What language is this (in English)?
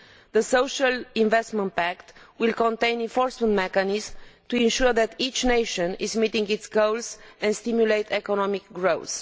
English